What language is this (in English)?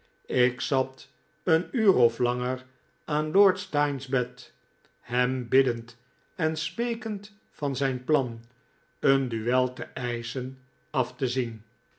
Dutch